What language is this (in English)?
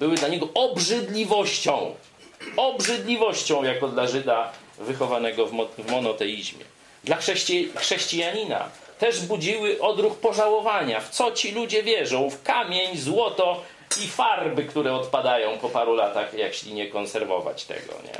Polish